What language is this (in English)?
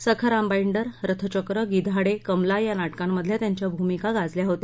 Marathi